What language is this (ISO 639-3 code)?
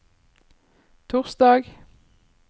nor